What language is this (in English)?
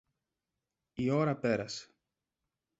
Greek